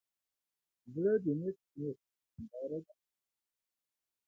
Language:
Pashto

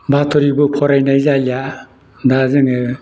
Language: Bodo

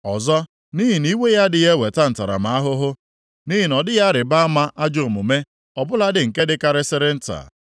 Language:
Igbo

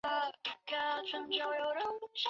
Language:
Chinese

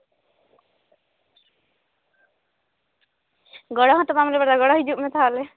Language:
Santali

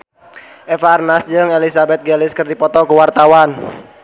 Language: Sundanese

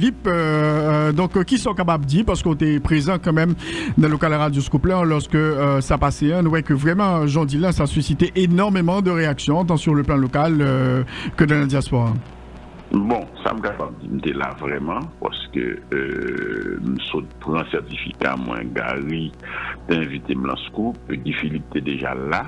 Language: French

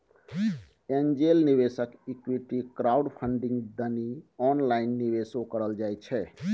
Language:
Maithili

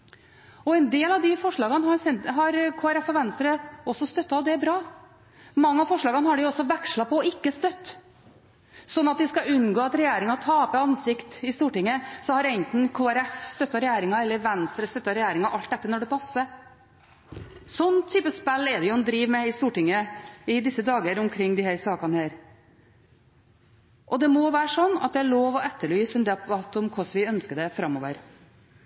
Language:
Norwegian Bokmål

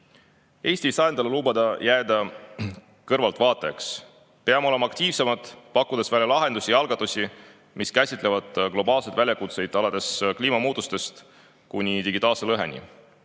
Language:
Estonian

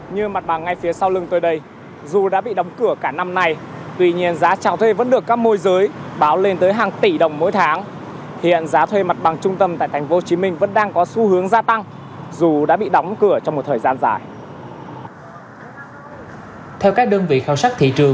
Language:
Vietnamese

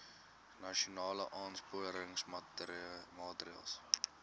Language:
Afrikaans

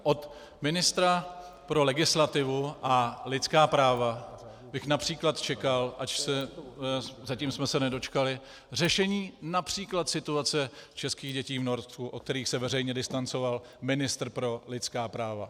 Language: Czech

